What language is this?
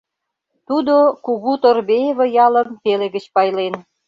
Mari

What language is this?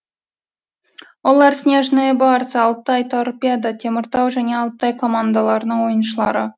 Kazakh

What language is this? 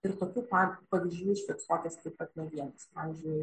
Lithuanian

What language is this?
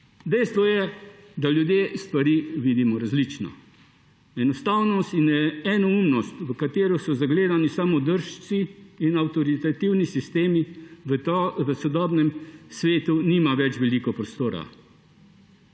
Slovenian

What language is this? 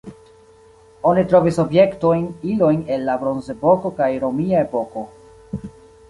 Esperanto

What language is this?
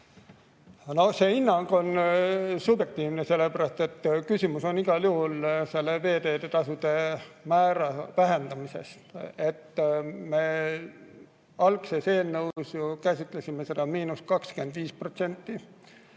Estonian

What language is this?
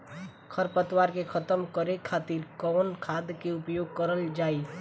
Bhojpuri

